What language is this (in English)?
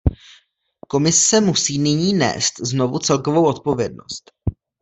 Czech